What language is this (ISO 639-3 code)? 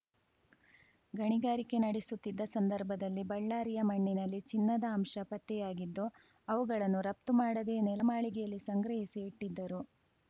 kan